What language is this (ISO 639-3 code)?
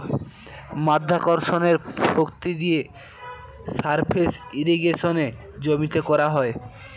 ben